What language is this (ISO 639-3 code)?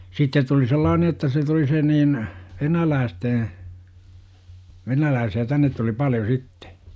fin